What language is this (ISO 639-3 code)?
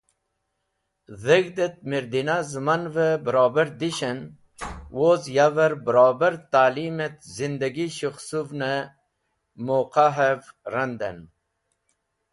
wbl